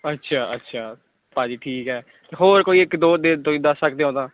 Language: Punjabi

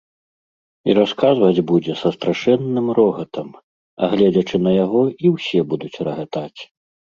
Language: Belarusian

